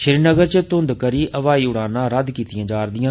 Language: Dogri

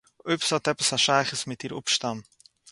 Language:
Yiddish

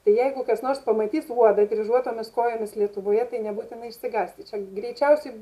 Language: Lithuanian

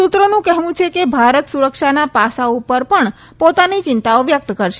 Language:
Gujarati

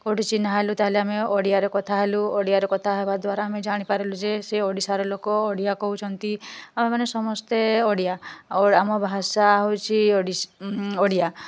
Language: Odia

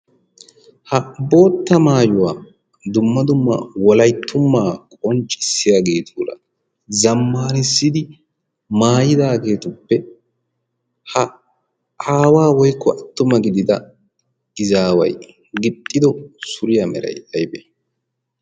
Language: Wolaytta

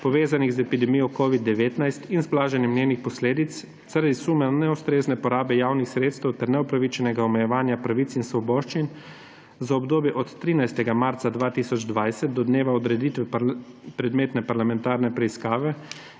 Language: Slovenian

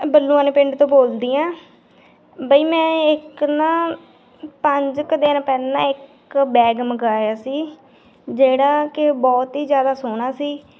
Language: Punjabi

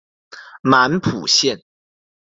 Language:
Chinese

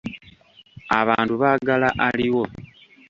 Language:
Ganda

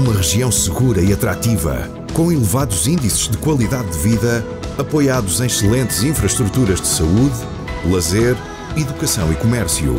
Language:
Portuguese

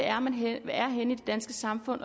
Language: Danish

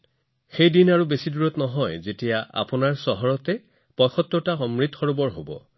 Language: Assamese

